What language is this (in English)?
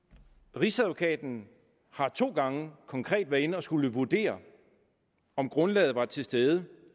Danish